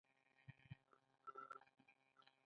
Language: Pashto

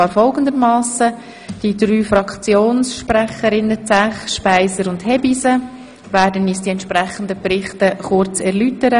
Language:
Swiss German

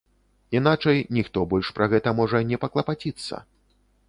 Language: Belarusian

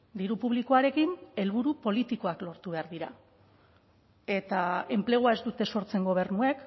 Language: Basque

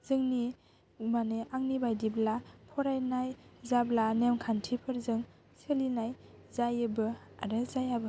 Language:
Bodo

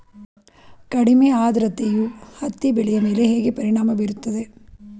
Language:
Kannada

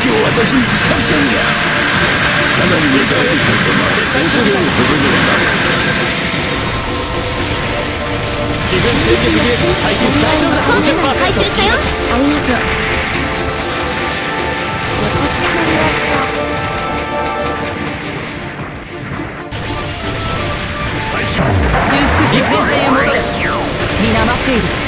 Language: Japanese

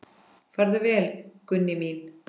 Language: Icelandic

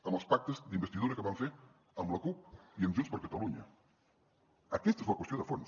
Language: Catalan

